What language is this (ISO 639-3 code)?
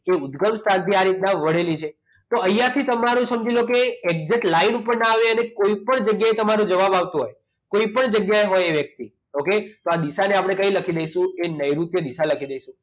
guj